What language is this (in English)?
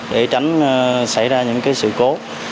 Vietnamese